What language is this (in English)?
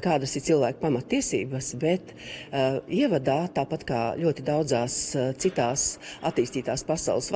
Latvian